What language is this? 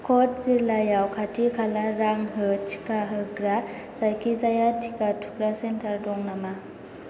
Bodo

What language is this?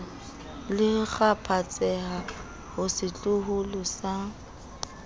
Southern Sotho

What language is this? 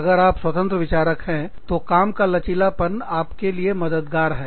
Hindi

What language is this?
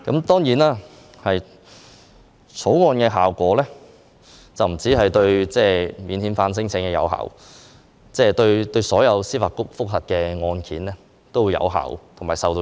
Cantonese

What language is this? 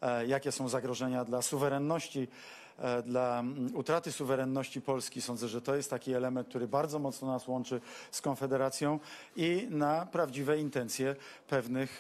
Polish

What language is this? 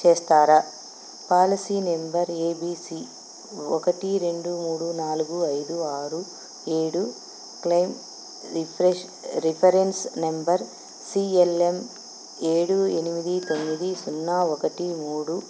Telugu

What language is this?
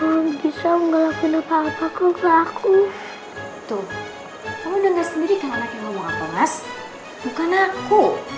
Indonesian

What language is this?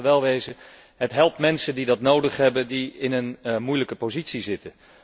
Dutch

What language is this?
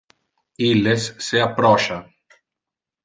Interlingua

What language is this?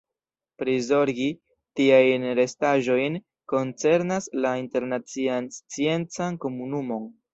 Esperanto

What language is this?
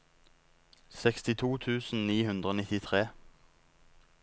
Norwegian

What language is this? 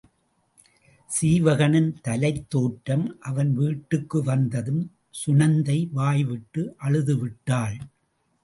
Tamil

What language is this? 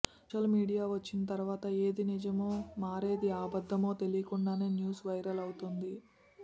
Telugu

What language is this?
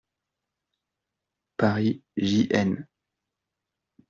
French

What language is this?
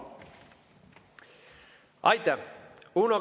Estonian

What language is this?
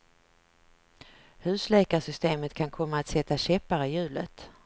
Swedish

